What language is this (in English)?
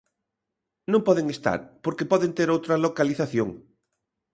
Galician